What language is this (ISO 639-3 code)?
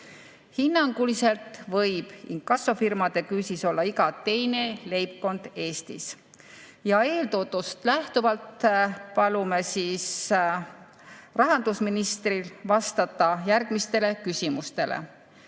est